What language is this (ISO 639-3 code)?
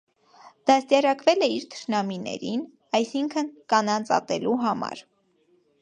hye